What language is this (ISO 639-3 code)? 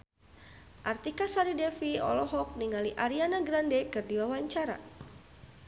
sun